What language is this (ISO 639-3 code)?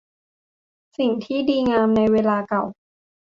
tha